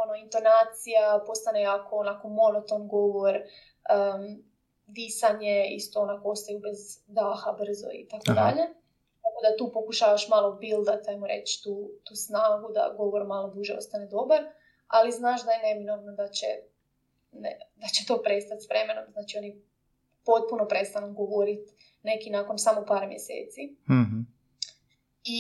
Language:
Croatian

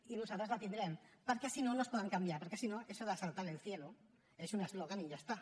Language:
Catalan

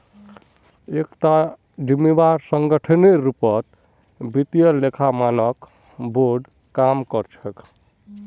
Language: Magahi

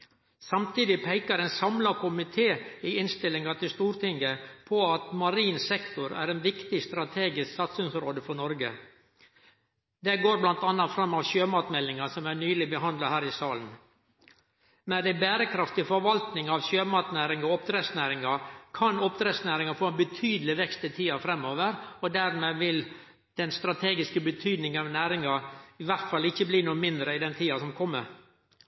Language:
Norwegian Nynorsk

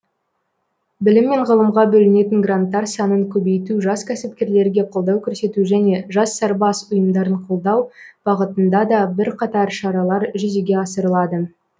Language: Kazakh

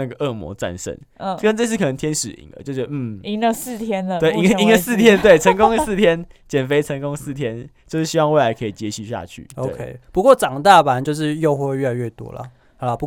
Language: Chinese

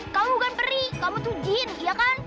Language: Indonesian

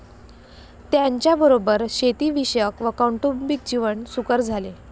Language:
Marathi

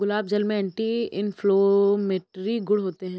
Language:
Hindi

